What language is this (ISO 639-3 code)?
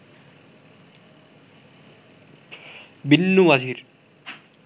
ben